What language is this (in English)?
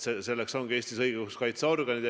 Estonian